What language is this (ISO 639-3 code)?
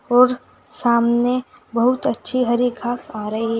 hin